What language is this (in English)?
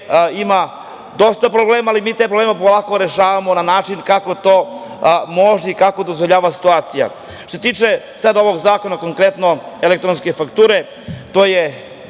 Serbian